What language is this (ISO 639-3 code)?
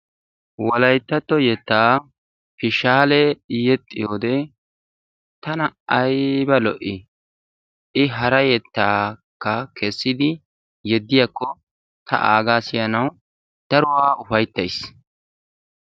wal